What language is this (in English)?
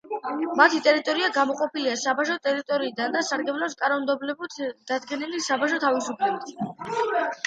Georgian